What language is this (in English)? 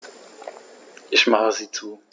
German